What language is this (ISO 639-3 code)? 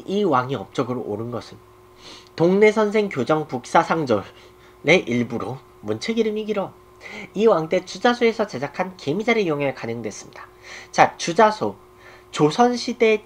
kor